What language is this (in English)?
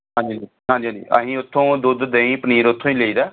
Punjabi